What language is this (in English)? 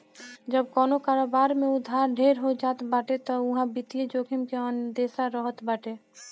Bhojpuri